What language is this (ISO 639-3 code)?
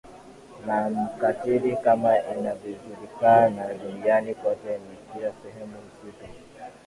swa